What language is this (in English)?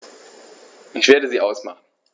German